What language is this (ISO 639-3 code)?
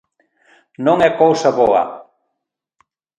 glg